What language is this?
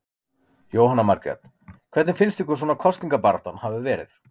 Icelandic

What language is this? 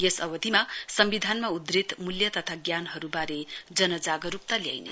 Nepali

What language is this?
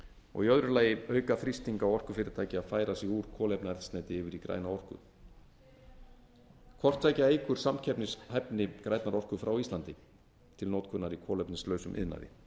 Icelandic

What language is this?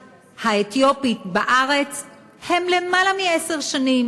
Hebrew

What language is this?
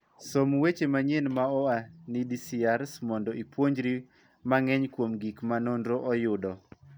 Luo (Kenya and Tanzania)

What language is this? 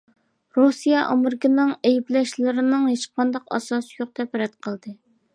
Uyghur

